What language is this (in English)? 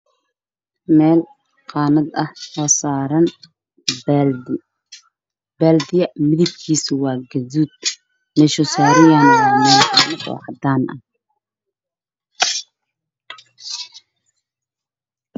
Somali